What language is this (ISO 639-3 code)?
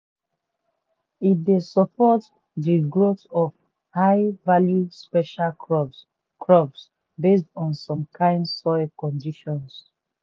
pcm